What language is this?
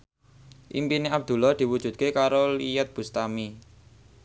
Javanese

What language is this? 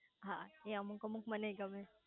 Gujarati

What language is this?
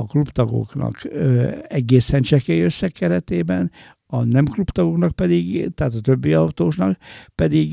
Hungarian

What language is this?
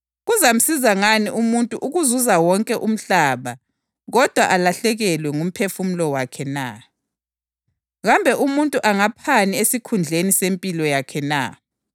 North Ndebele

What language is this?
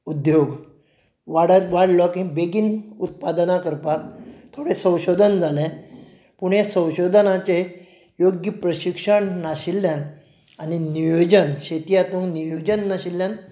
Konkani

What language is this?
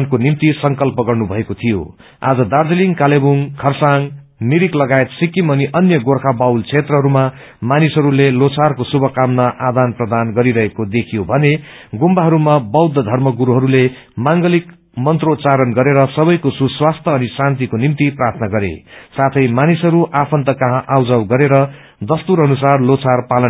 Nepali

